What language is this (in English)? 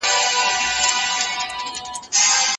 Pashto